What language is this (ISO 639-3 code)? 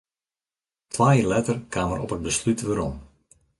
fry